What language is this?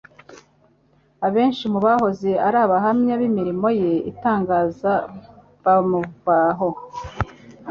Kinyarwanda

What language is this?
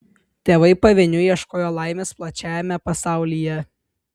Lithuanian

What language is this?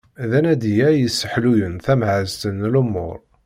Kabyle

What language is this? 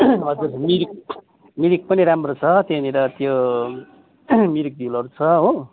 Nepali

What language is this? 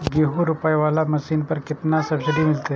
Maithili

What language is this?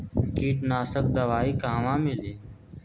Bhojpuri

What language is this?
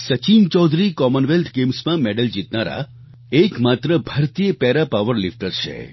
Gujarati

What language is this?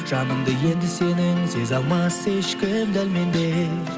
Kazakh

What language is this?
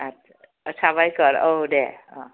Bodo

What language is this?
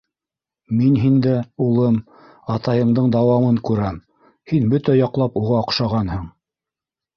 Bashkir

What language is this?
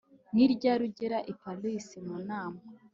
Kinyarwanda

